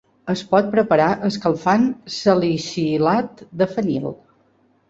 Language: Catalan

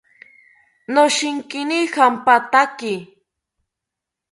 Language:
South Ucayali Ashéninka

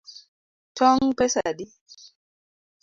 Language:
Luo (Kenya and Tanzania)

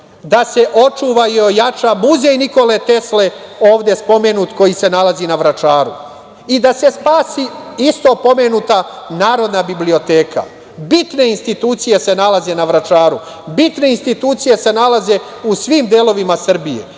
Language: Serbian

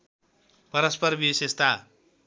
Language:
Nepali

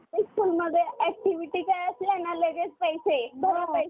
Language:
Marathi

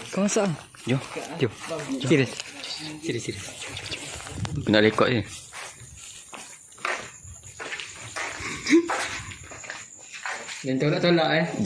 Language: Malay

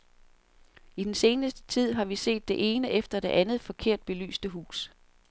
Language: Danish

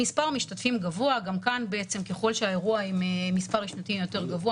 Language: Hebrew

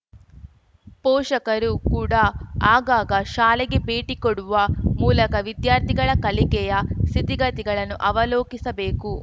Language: Kannada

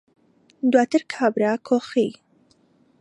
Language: Central Kurdish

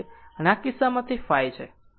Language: Gujarati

